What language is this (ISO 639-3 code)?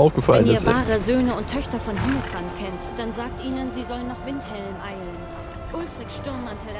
deu